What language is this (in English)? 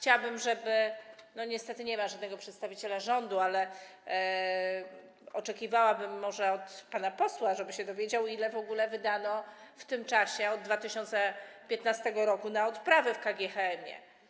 Polish